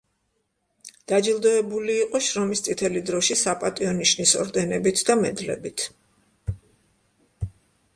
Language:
Georgian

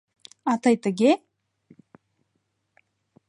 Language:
Mari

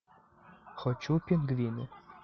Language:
Russian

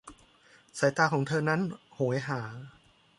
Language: Thai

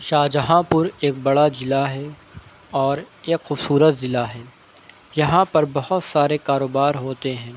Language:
Urdu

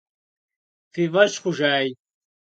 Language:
Kabardian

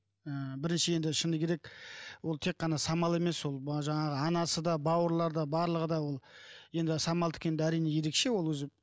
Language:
Kazakh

